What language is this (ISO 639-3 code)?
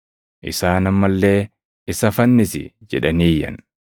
orm